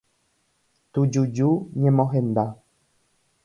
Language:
Guarani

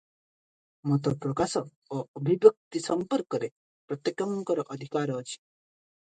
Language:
Odia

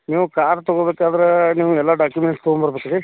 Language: Kannada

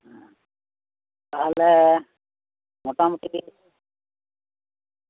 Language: Santali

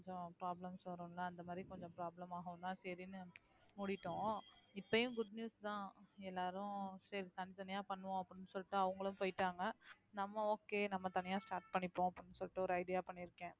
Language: Tamil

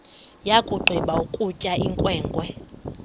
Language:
Xhosa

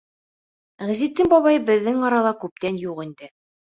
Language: Bashkir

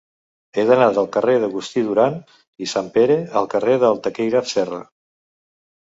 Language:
Catalan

